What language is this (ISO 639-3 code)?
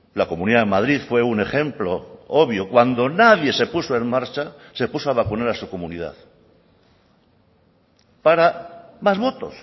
spa